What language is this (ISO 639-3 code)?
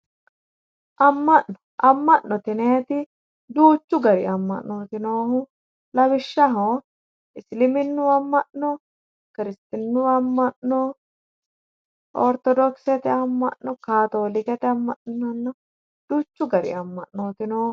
sid